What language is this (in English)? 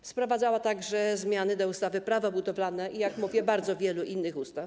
Polish